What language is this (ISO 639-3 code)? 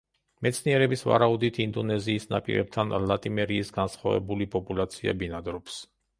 kat